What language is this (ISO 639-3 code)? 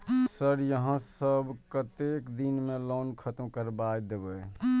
mai